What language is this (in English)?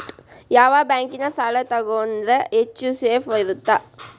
Kannada